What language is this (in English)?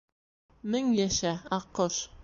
Bashkir